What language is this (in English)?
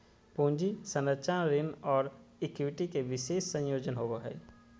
Magahi